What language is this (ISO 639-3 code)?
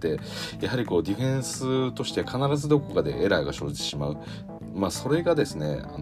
jpn